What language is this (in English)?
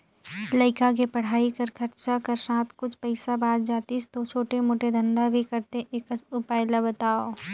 Chhattisgarhi